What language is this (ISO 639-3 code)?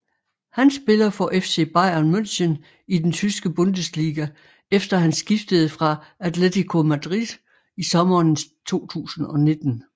dan